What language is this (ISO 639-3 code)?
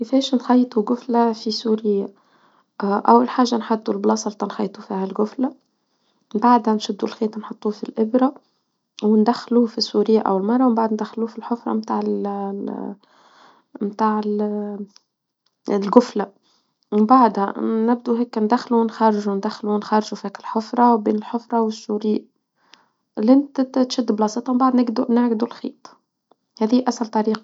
aeb